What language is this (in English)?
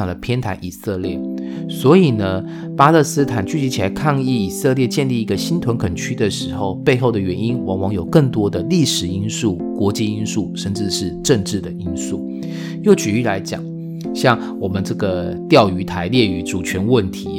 Chinese